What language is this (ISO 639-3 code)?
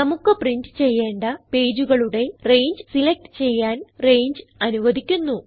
mal